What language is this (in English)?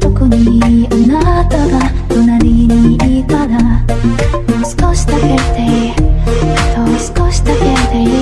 Japanese